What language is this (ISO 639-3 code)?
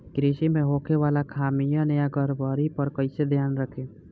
bho